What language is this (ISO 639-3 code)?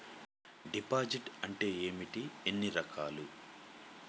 tel